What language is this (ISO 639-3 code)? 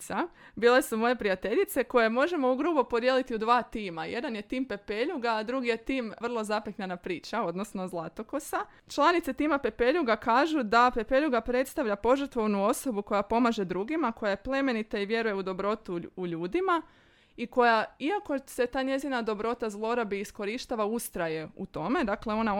hrv